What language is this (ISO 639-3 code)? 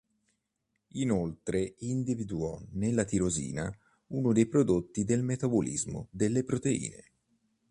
ita